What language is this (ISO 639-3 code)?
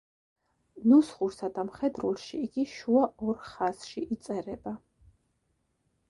kat